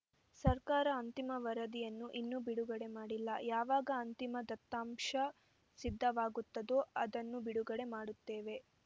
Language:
Kannada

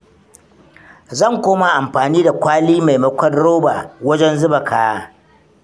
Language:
Hausa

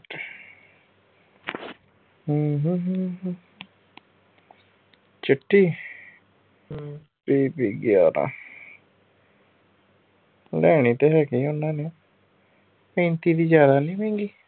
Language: Punjabi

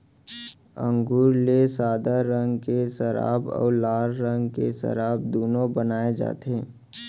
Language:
Chhattisgarhi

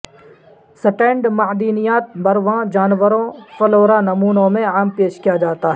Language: Urdu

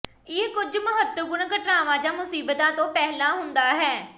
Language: Punjabi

